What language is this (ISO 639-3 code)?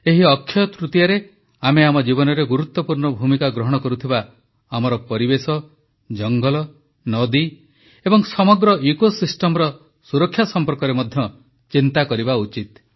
ori